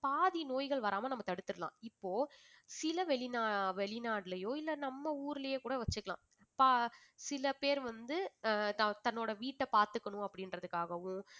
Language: Tamil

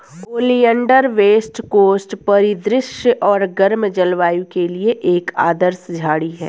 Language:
Hindi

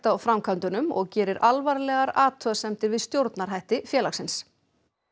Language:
Icelandic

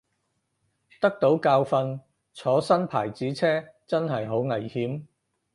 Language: Cantonese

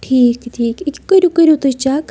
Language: Kashmiri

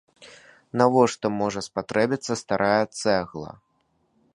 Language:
Belarusian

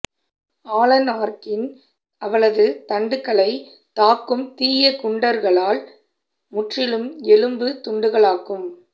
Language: Tamil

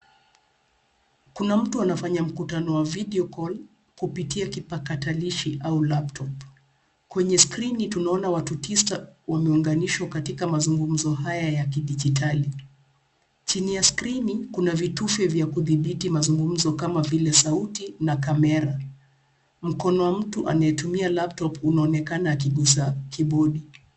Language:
Swahili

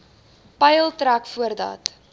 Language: Afrikaans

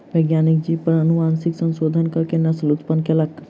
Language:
Maithili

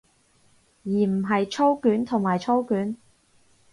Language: Cantonese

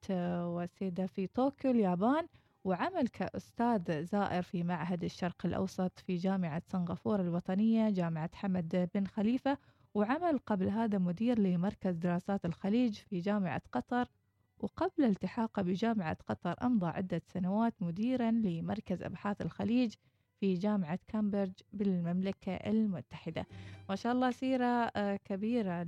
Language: Arabic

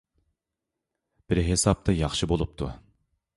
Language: Uyghur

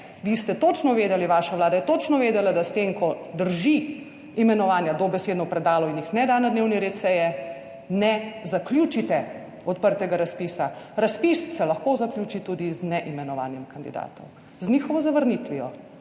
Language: Slovenian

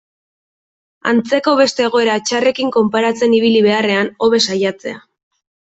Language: Basque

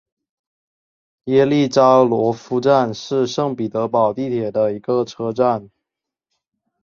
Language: Chinese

